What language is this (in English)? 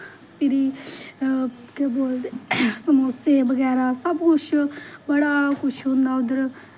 Dogri